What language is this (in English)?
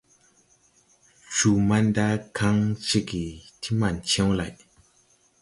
Tupuri